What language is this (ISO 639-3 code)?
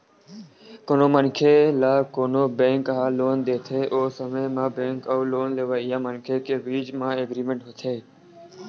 hne